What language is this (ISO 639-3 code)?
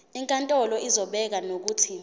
zul